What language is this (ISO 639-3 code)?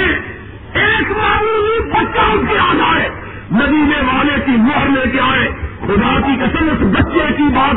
urd